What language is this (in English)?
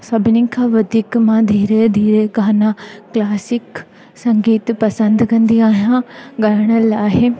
Sindhi